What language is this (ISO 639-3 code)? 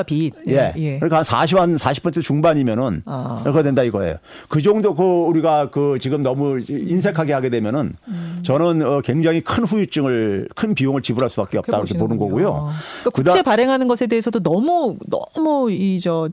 kor